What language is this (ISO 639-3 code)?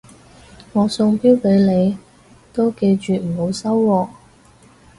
yue